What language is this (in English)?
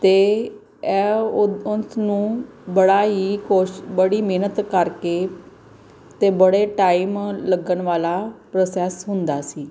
Punjabi